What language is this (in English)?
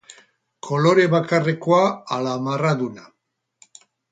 Basque